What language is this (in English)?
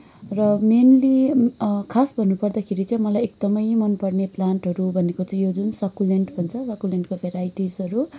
Nepali